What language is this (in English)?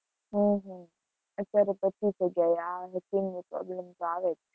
Gujarati